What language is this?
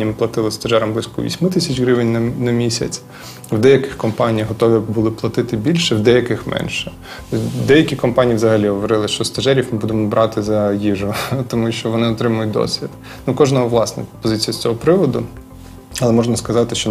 Ukrainian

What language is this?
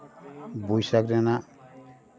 Santali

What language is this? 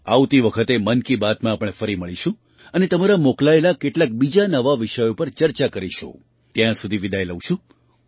Gujarati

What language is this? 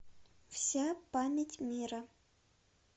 Russian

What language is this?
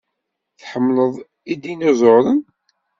Kabyle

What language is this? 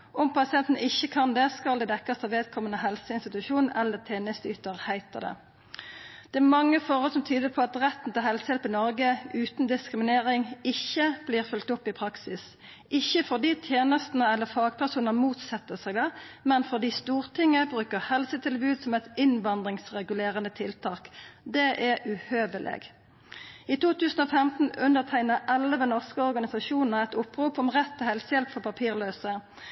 Norwegian Nynorsk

